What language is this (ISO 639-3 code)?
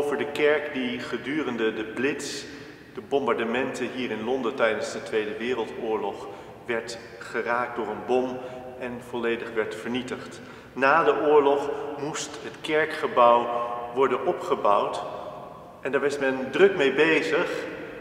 nld